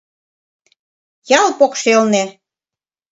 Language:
Mari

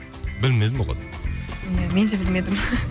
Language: Kazakh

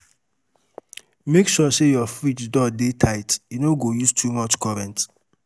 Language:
Nigerian Pidgin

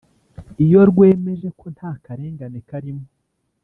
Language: Kinyarwanda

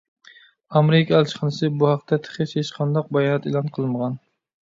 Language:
Uyghur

